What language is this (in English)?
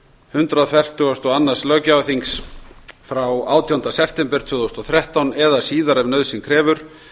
Icelandic